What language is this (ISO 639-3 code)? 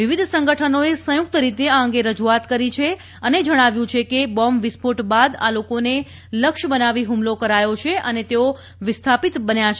guj